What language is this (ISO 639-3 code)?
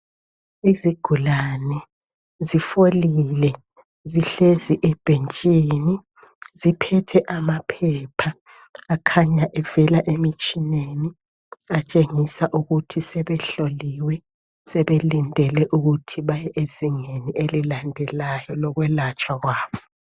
nde